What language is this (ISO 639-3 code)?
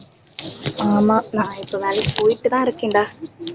tam